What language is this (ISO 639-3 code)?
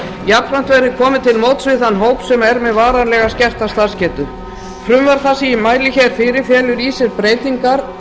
isl